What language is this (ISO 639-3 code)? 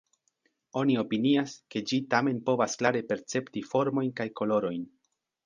epo